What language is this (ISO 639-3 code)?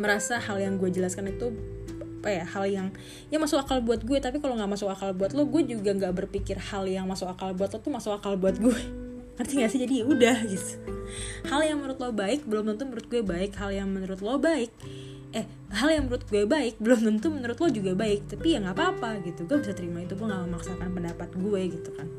ind